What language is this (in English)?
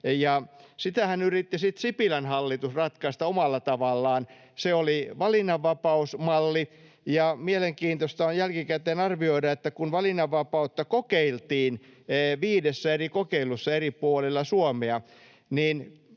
Finnish